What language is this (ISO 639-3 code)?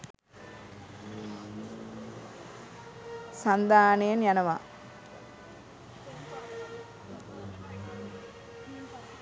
sin